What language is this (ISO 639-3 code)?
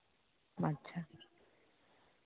sat